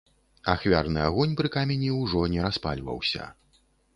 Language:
Belarusian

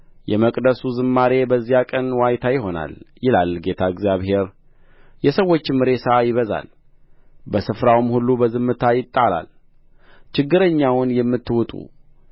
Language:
Amharic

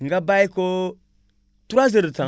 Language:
Wolof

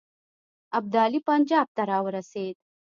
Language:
Pashto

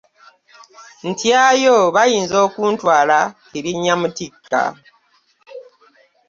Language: Ganda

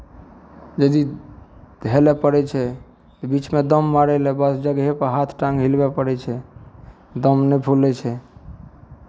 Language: Maithili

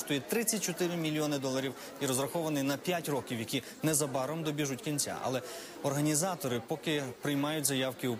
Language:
Ukrainian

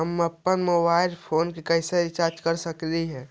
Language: Magahi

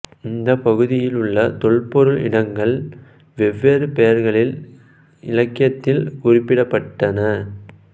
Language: Tamil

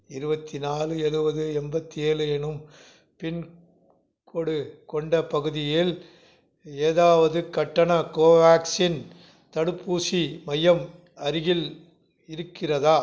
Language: Tamil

